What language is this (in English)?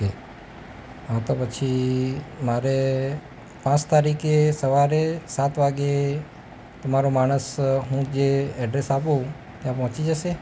Gujarati